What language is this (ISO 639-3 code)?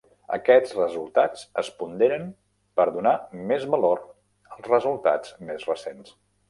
cat